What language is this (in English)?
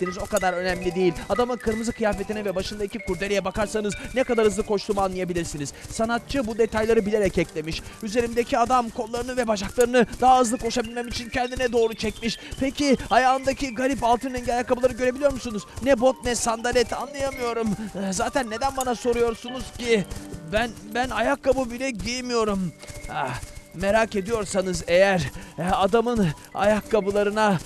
Turkish